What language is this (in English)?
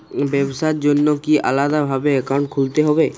Bangla